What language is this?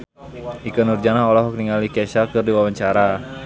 Sundanese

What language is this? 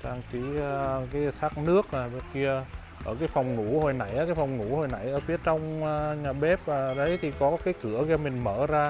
Vietnamese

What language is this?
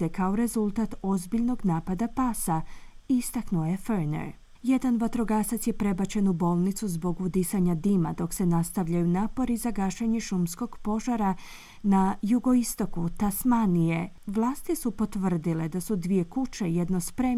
Croatian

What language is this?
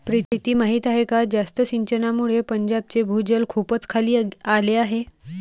Marathi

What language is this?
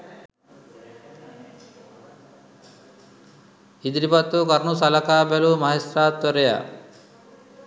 Sinhala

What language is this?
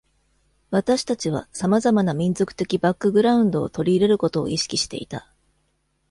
Japanese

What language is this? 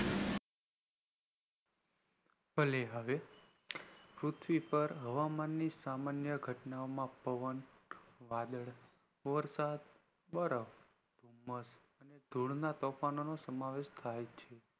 Gujarati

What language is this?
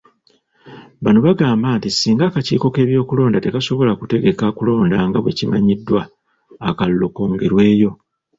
Ganda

